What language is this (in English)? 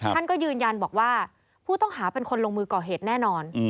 Thai